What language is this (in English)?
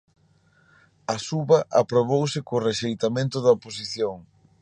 Galician